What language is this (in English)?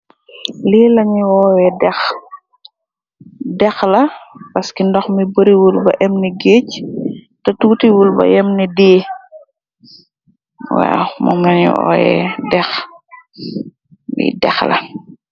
Wolof